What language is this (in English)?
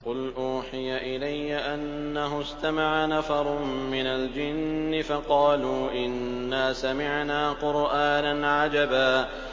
Arabic